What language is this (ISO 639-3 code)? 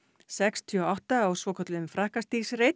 isl